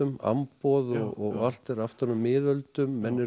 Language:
Icelandic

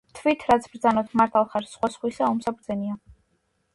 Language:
Georgian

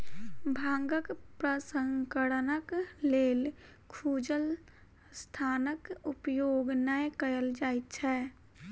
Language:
Maithili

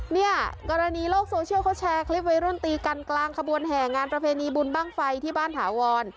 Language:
Thai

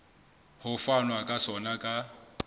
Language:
Southern Sotho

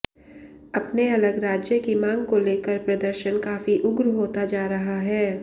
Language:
Hindi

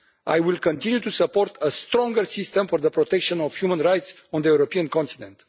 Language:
English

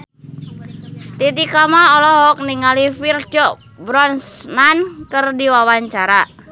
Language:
Sundanese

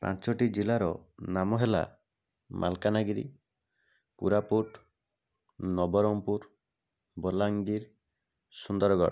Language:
Odia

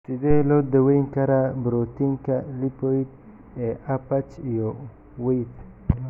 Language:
Somali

